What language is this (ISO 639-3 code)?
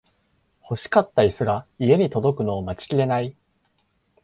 jpn